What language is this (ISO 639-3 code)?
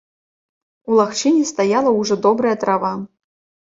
bel